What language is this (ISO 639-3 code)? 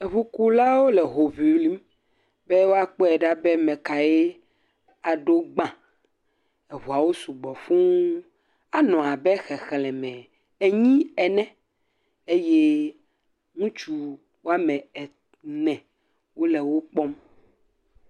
ewe